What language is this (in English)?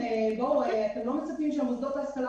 Hebrew